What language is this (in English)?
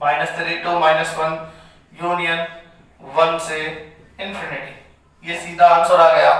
Hindi